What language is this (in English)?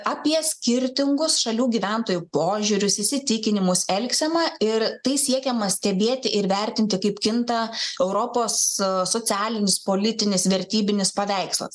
Lithuanian